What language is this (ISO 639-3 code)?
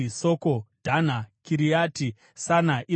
sna